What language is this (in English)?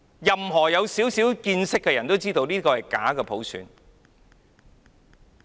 Cantonese